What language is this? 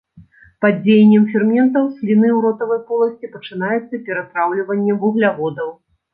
Belarusian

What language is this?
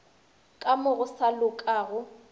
Northern Sotho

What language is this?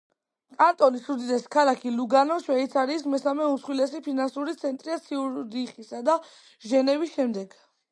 Georgian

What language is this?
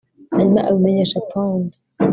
Kinyarwanda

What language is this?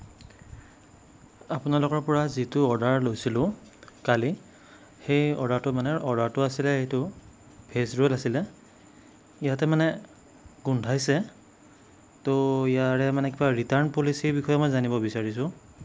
Assamese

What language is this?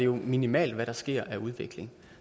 Danish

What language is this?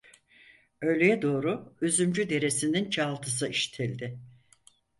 Turkish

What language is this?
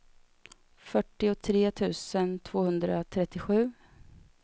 Swedish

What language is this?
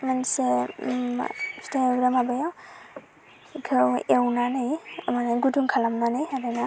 Bodo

